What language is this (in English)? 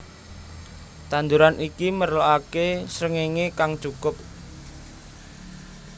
Javanese